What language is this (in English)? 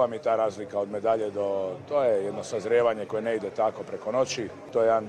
Croatian